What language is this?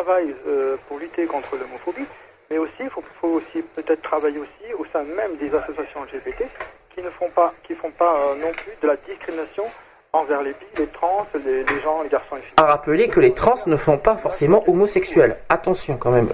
French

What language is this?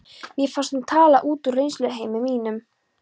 Icelandic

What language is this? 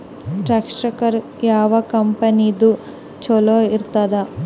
Kannada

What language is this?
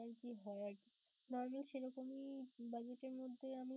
Bangla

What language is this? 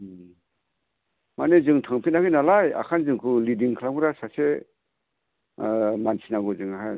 Bodo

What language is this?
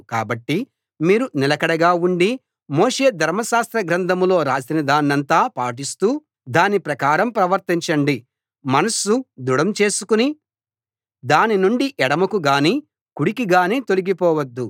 Telugu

